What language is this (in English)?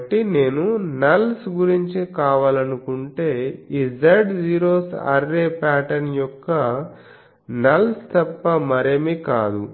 Telugu